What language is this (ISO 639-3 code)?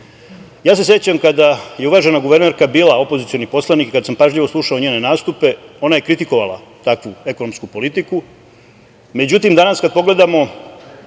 srp